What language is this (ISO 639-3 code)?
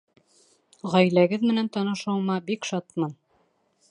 bak